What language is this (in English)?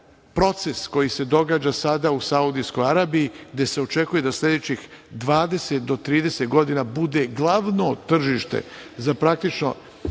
Serbian